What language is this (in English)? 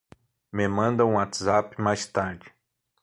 Portuguese